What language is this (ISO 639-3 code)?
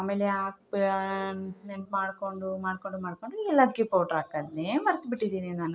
kan